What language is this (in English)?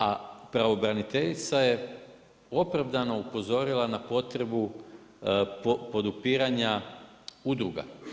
Croatian